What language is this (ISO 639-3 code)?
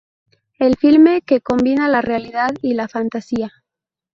spa